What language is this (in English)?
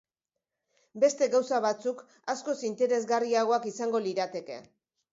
Basque